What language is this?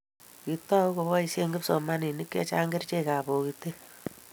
Kalenjin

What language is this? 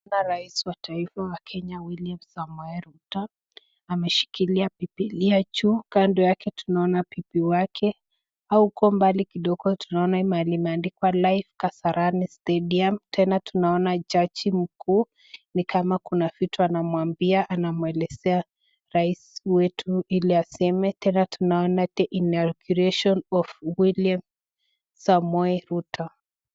Swahili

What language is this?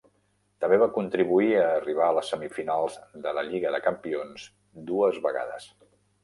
Catalan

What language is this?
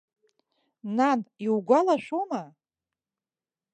Abkhazian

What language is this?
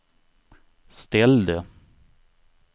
Swedish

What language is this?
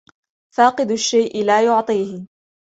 Arabic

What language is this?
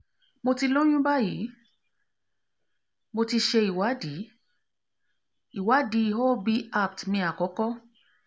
Yoruba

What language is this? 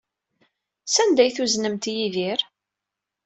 Kabyle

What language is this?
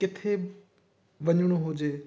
Sindhi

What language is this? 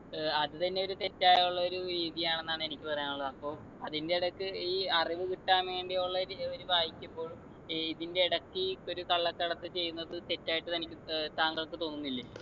Malayalam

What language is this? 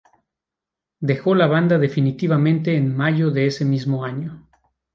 Spanish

